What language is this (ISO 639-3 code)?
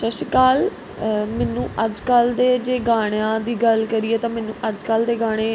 pan